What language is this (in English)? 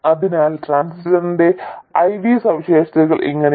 Malayalam